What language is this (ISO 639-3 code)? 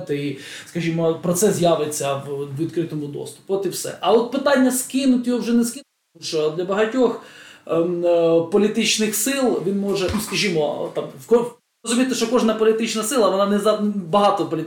ukr